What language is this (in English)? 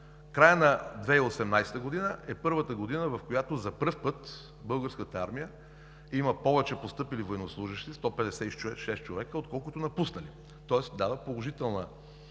Bulgarian